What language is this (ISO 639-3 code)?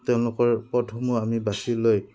asm